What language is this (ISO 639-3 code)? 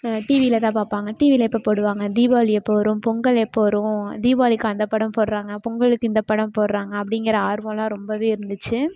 tam